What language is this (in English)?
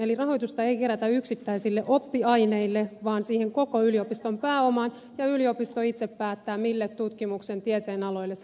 Finnish